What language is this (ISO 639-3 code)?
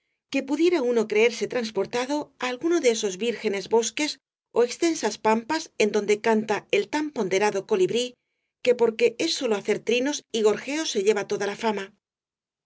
spa